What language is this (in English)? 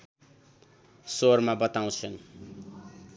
Nepali